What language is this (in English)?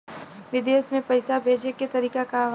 Bhojpuri